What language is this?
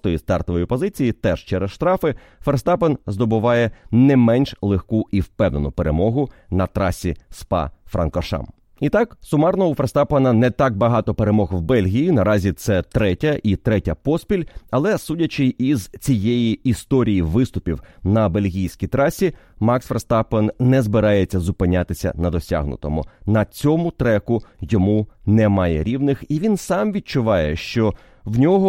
Ukrainian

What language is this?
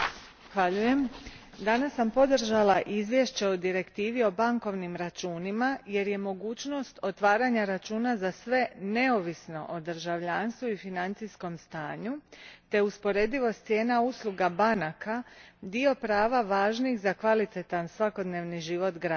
Croatian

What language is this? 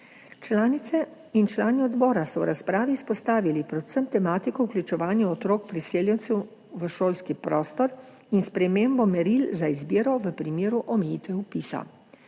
Slovenian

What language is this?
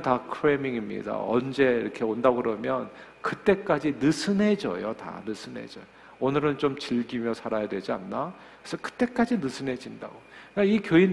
Korean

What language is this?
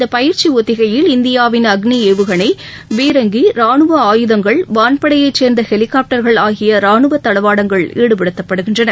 Tamil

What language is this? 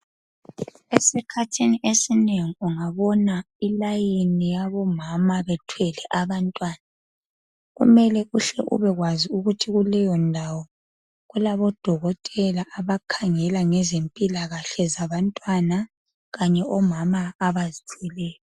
North Ndebele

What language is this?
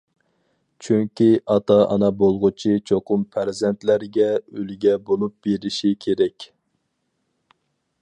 Uyghur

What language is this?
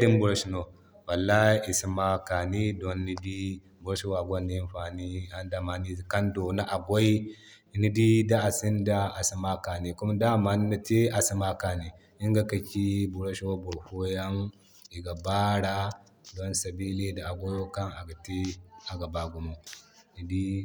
Zarma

